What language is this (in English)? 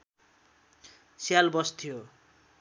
Nepali